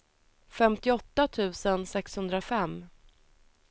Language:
Swedish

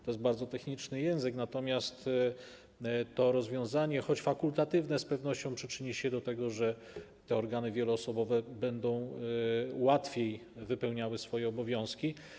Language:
Polish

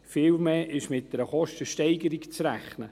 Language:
Swiss German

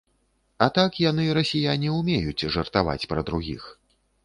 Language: Belarusian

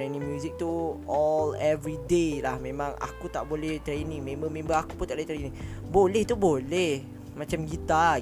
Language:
Malay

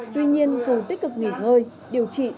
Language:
Vietnamese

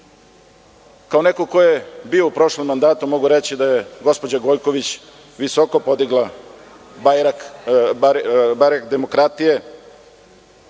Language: Serbian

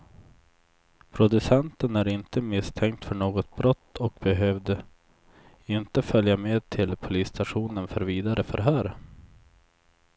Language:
Swedish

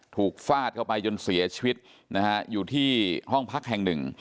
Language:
Thai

